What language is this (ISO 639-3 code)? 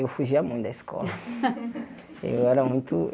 por